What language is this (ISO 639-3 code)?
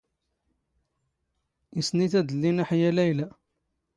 zgh